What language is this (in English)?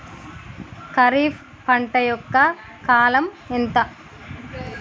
Telugu